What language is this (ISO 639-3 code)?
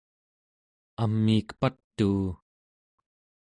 esu